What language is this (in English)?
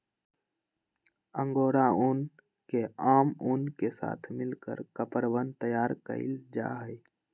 Magahi